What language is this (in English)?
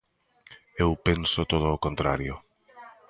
Galician